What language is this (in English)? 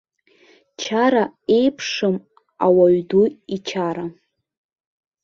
Abkhazian